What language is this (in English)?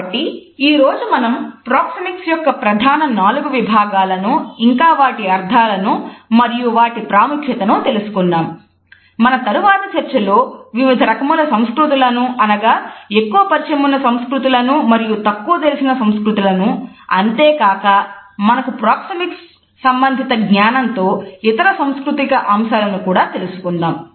Telugu